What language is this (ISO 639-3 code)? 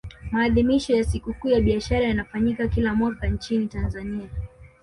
swa